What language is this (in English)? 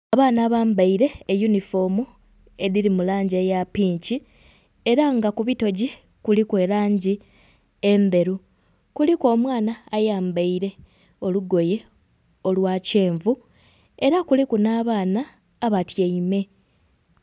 Soga